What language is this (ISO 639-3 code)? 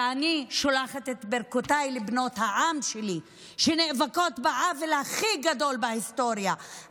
heb